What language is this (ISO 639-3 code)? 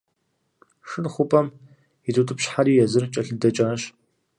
kbd